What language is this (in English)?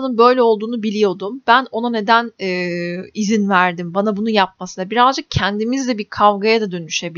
Turkish